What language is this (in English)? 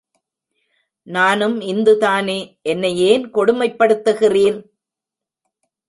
Tamil